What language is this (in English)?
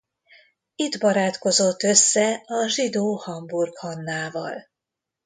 Hungarian